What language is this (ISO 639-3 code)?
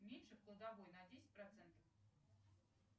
rus